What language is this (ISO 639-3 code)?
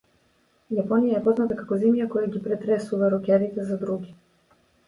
mkd